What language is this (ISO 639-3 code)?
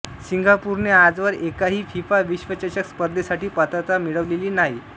mar